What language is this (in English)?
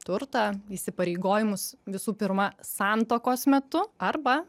Lithuanian